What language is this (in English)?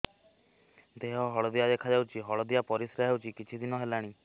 Odia